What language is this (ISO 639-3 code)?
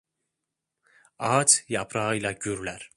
tur